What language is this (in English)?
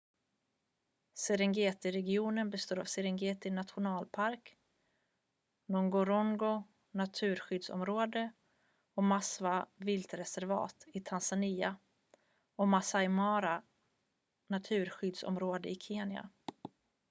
Swedish